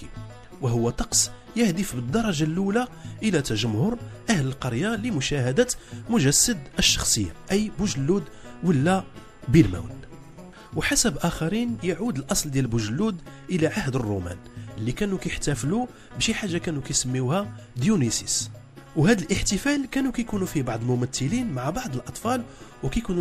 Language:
Arabic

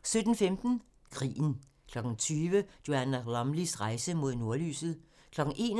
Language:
Danish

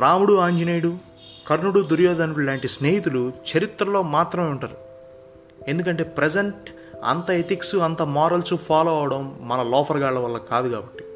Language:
Telugu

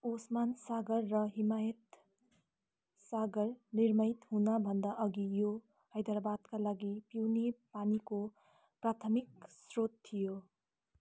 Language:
Nepali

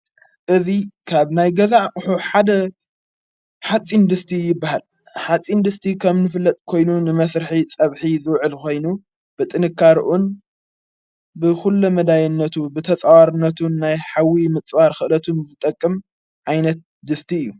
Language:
Tigrinya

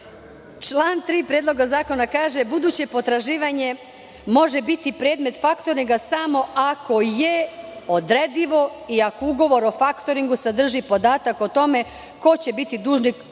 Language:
Serbian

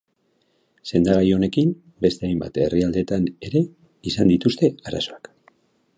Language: Basque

